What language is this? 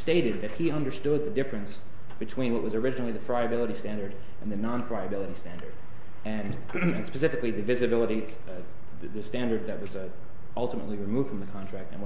English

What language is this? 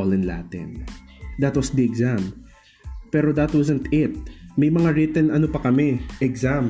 Filipino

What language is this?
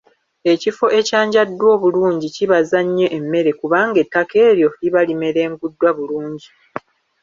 Ganda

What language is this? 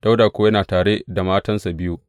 Hausa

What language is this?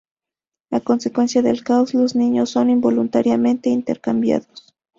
Spanish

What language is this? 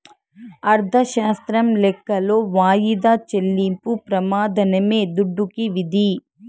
Telugu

